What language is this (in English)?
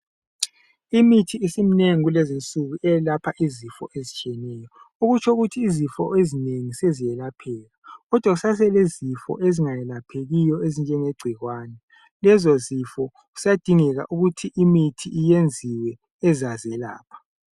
North Ndebele